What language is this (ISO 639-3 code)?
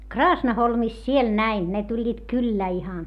fin